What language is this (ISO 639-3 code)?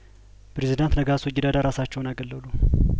amh